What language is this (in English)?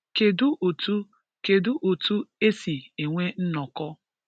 Igbo